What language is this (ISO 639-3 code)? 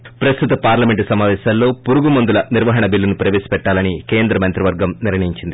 tel